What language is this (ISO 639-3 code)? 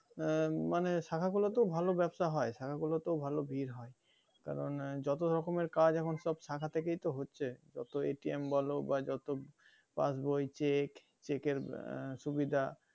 ben